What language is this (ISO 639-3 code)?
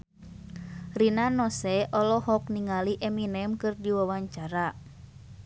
sun